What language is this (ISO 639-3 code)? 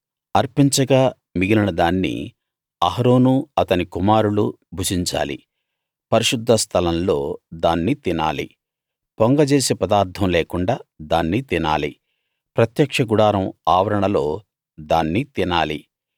tel